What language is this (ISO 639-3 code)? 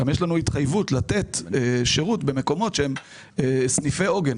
heb